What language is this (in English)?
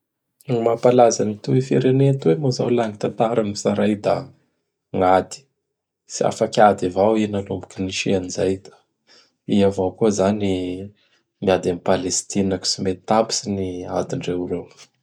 Bara Malagasy